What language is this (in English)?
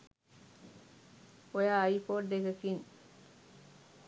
Sinhala